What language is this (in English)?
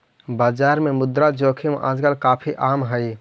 Magahi